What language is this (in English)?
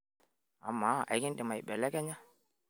Masai